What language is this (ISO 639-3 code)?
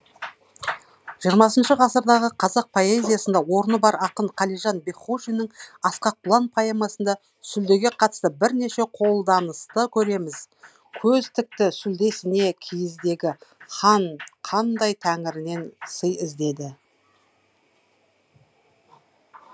kaz